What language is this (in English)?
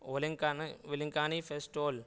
Urdu